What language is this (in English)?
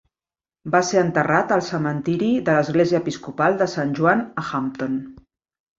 Catalan